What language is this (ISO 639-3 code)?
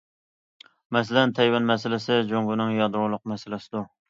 uig